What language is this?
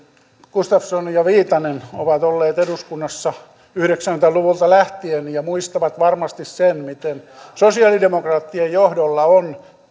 Finnish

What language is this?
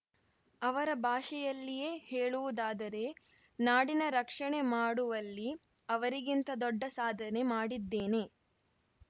Kannada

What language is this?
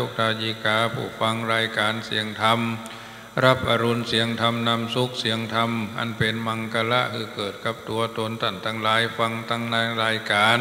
Thai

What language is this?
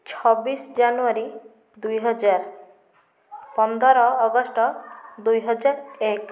Odia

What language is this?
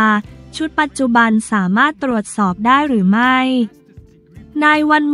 Thai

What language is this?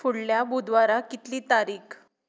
Konkani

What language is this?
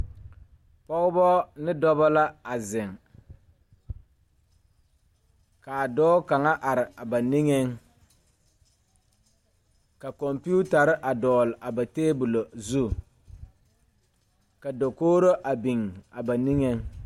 Southern Dagaare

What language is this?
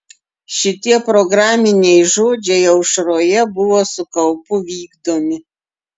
Lithuanian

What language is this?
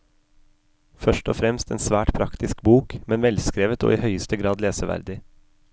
Norwegian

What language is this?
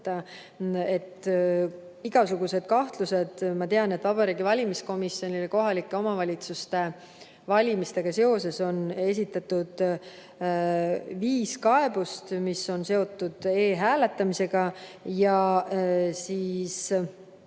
Estonian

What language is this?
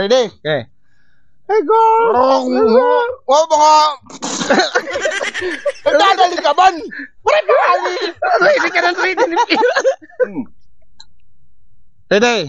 Filipino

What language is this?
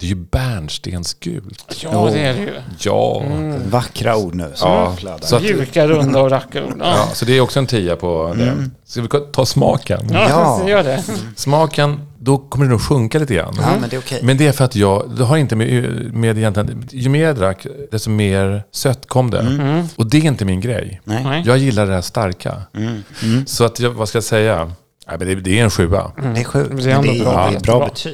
Swedish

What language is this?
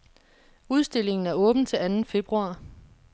Danish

